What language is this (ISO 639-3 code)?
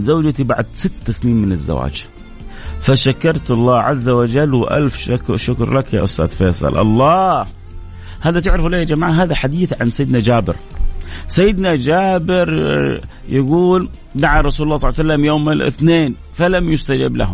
ara